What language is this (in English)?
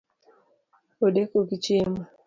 Luo (Kenya and Tanzania)